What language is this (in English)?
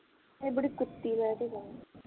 Punjabi